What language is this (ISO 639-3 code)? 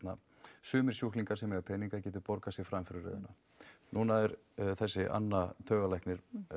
isl